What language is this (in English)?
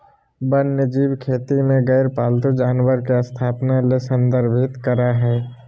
Magahi